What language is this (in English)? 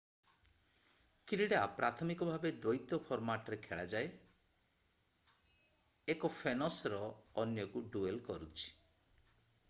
Odia